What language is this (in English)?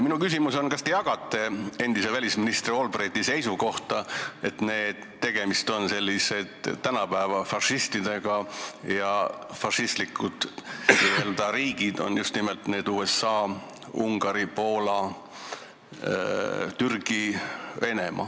Estonian